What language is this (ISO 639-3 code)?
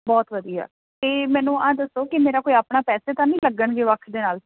pan